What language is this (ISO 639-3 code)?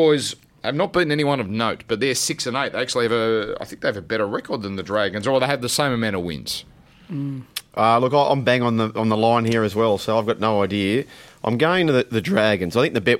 eng